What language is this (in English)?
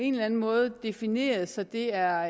Danish